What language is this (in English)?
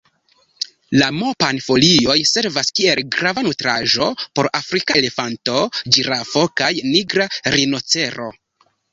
Esperanto